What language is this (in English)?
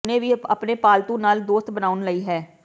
Punjabi